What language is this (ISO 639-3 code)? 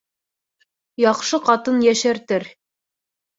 bak